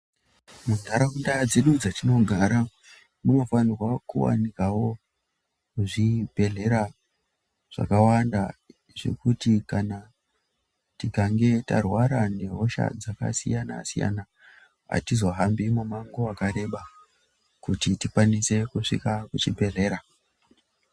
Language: Ndau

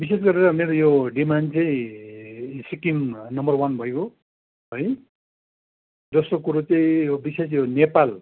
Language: Nepali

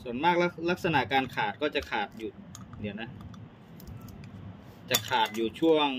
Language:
Thai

